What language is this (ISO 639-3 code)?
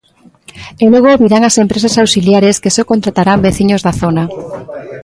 glg